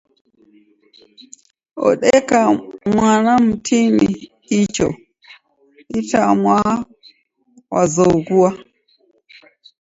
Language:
Taita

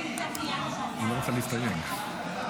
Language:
Hebrew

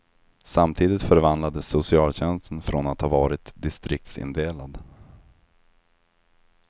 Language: Swedish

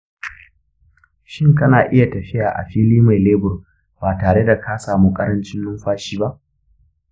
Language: Hausa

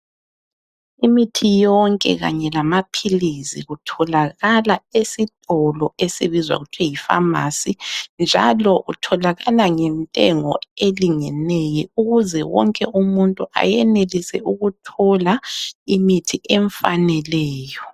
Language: North Ndebele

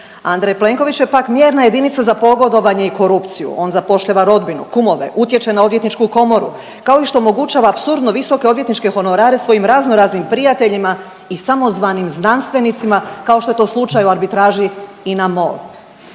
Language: Croatian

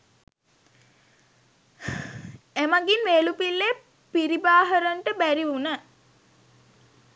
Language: Sinhala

